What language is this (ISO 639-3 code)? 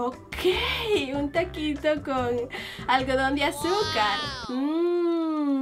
spa